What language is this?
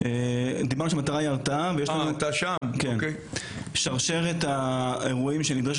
Hebrew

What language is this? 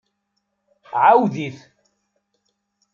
Kabyle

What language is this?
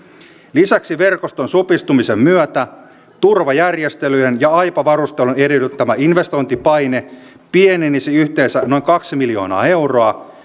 Finnish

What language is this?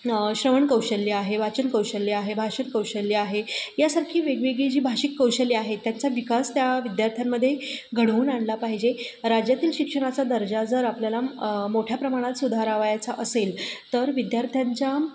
Marathi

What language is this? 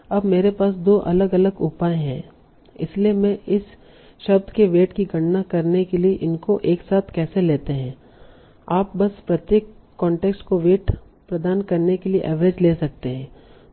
Hindi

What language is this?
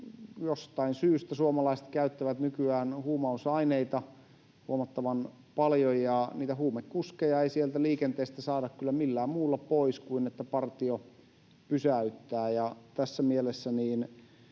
Finnish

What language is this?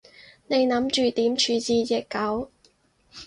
Cantonese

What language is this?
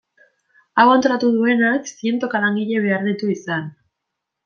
Basque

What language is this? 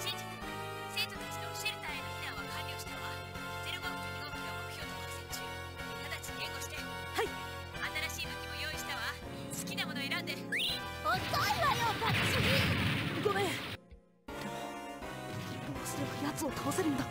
Japanese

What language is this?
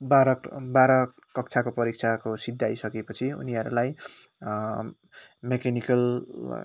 Nepali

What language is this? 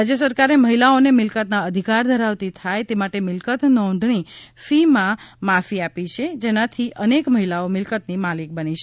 Gujarati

